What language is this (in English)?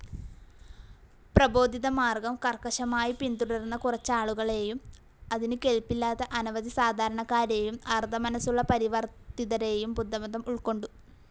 Malayalam